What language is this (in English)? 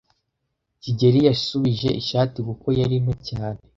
Kinyarwanda